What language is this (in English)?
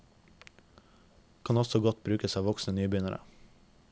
Norwegian